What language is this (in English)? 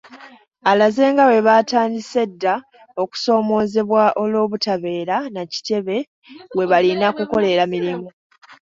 Ganda